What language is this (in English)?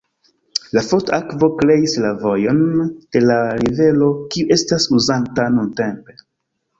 Esperanto